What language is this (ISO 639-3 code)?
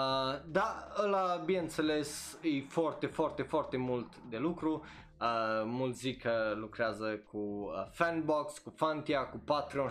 ron